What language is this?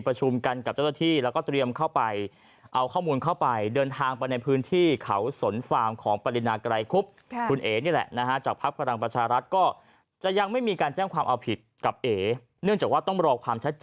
Thai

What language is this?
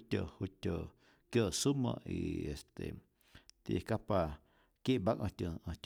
Rayón Zoque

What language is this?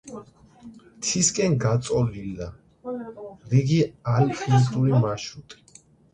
Georgian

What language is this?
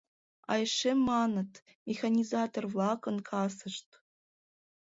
Mari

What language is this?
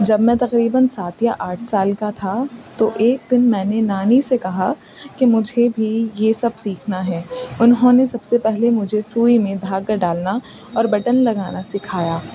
Urdu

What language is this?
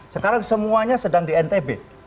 Indonesian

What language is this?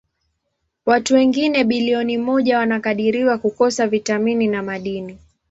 Swahili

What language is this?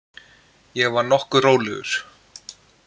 Icelandic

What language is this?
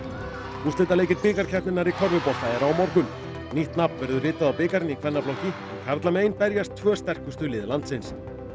Icelandic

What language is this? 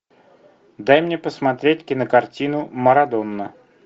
Russian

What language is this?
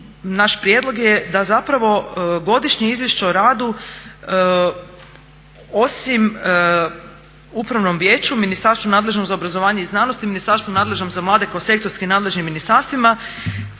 Croatian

